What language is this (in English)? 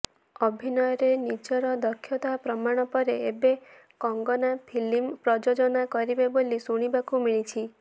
Odia